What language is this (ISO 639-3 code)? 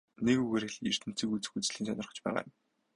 mon